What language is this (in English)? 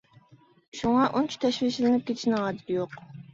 Uyghur